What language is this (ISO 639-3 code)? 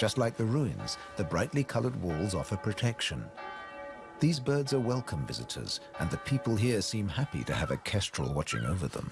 eng